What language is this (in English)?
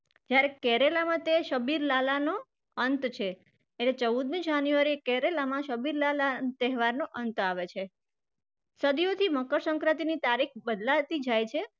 Gujarati